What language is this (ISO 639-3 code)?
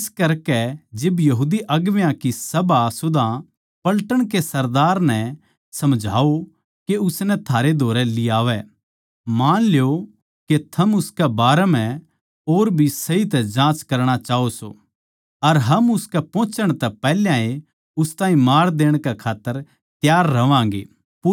bgc